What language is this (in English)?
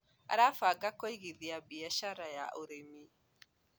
Kikuyu